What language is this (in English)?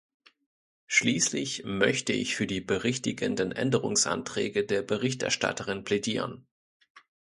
German